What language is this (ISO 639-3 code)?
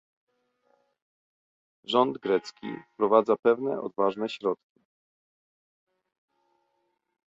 pol